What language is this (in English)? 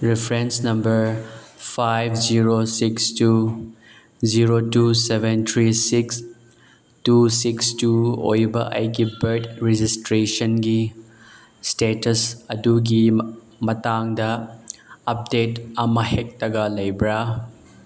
Manipuri